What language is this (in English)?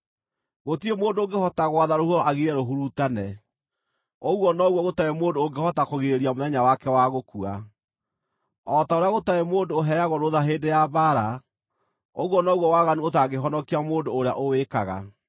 Kikuyu